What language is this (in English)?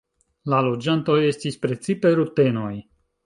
Esperanto